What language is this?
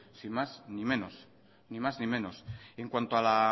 Basque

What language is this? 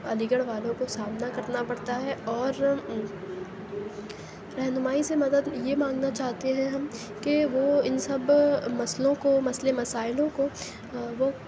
Urdu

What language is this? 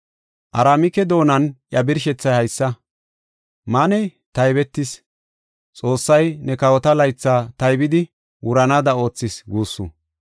Gofa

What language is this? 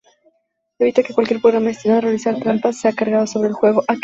Spanish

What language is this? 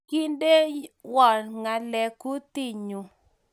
Kalenjin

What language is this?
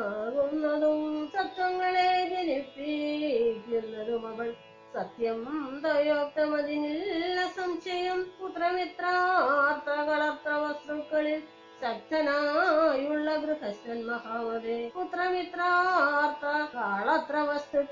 Malayalam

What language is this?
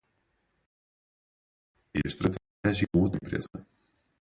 Portuguese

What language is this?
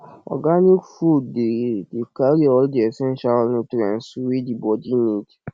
Nigerian Pidgin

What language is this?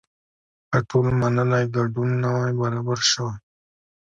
Pashto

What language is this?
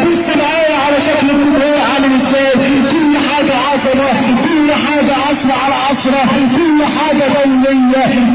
Arabic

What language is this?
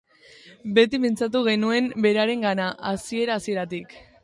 Basque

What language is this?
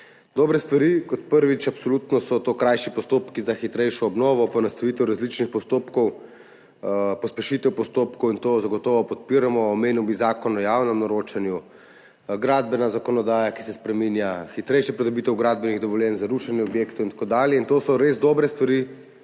Slovenian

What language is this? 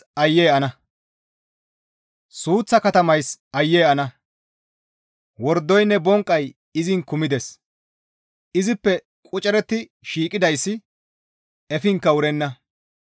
Gamo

